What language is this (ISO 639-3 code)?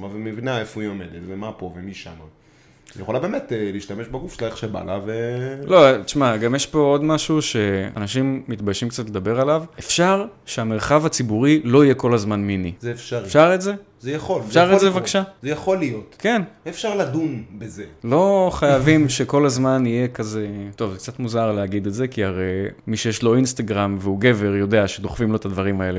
heb